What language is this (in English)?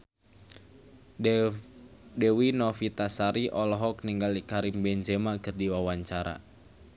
Sundanese